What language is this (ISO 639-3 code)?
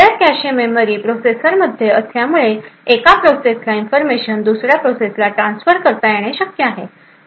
mar